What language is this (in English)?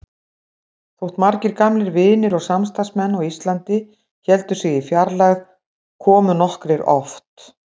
Icelandic